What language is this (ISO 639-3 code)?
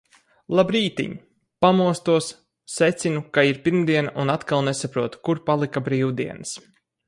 lav